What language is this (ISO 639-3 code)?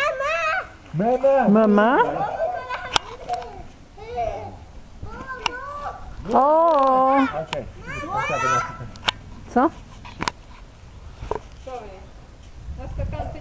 pol